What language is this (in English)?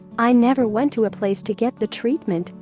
English